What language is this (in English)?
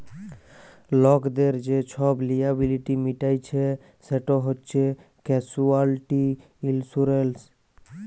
Bangla